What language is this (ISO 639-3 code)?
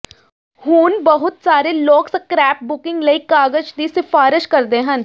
pan